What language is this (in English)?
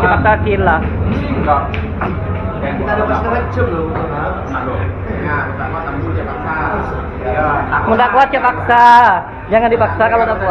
Indonesian